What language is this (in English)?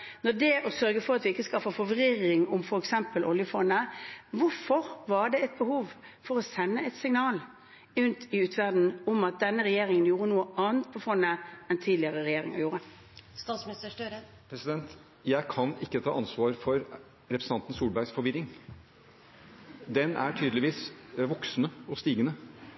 Norwegian Bokmål